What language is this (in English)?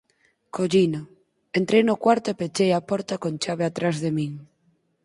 Galician